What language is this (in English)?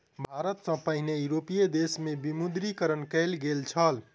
Maithili